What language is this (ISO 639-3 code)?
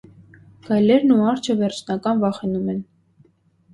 hye